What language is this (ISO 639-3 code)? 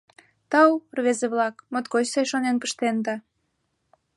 chm